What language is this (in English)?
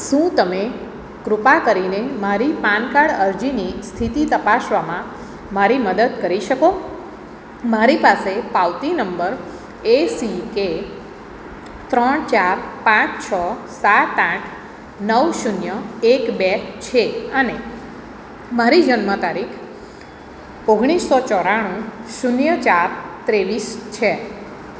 Gujarati